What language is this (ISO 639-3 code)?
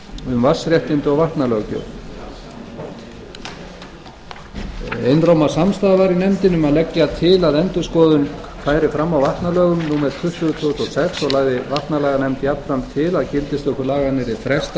isl